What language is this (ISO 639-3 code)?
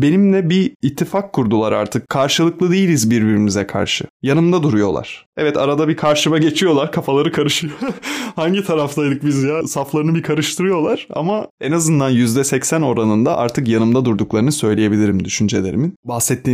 tur